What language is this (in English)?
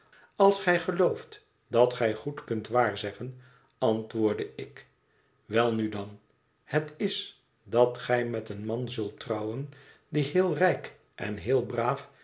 Dutch